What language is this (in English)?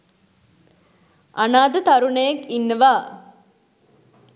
Sinhala